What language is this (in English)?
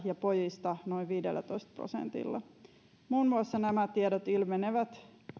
Finnish